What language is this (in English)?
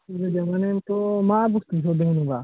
Bodo